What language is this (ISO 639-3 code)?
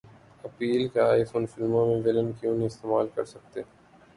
urd